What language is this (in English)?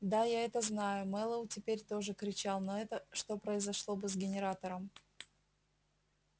Russian